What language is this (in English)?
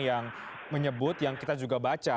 Indonesian